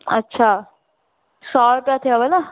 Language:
Sindhi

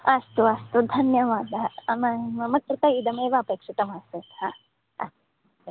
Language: Sanskrit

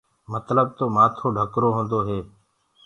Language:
Gurgula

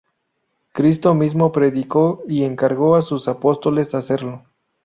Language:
Spanish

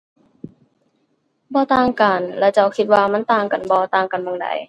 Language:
Thai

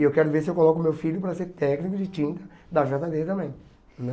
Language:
Portuguese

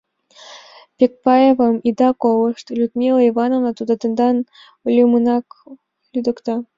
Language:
Mari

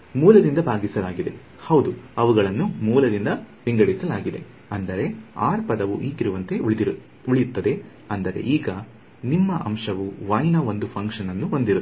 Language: Kannada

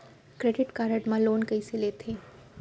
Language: Chhattisgarhi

